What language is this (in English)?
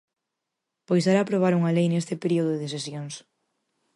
Galician